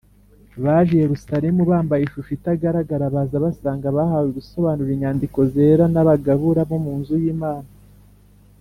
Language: Kinyarwanda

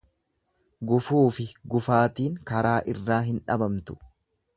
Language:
Oromo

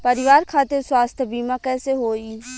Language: Bhojpuri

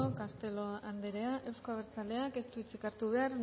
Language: Basque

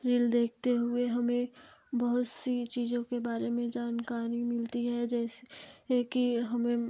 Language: Hindi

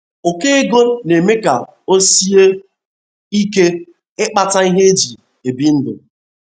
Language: Igbo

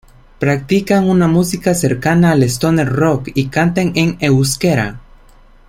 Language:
Spanish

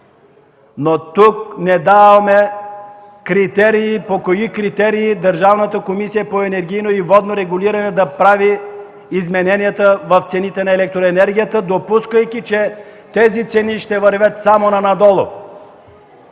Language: Bulgarian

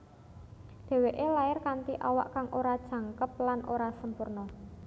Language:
Javanese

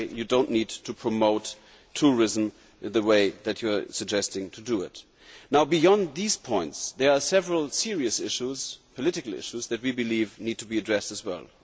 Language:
English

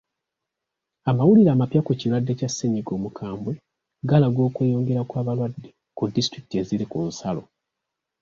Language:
Ganda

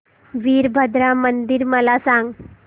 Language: Marathi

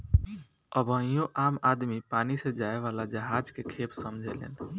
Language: Bhojpuri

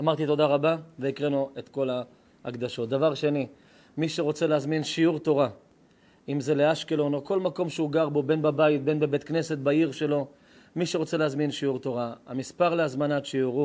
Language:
Hebrew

